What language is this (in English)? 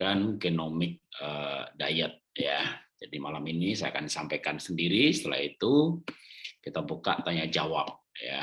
Indonesian